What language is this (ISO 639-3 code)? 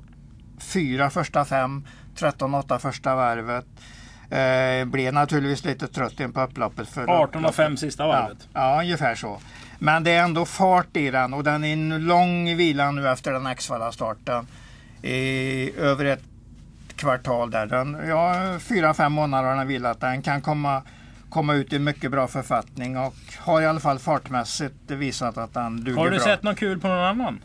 swe